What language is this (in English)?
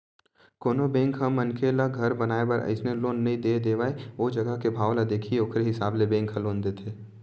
Chhattisgarhi